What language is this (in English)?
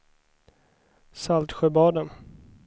Swedish